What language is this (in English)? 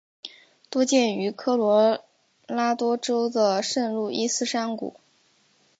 Chinese